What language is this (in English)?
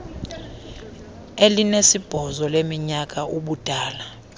Xhosa